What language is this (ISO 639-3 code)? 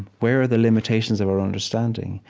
eng